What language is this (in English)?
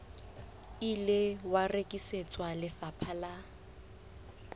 Southern Sotho